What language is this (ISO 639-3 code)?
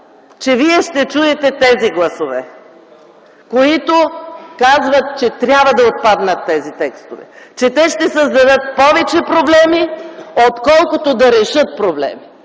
bul